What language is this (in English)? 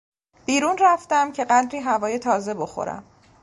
Persian